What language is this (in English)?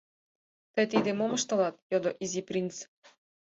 Mari